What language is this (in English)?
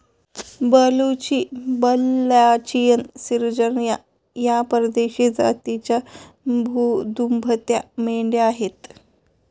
Marathi